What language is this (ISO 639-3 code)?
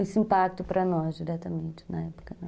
por